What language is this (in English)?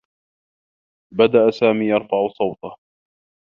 Arabic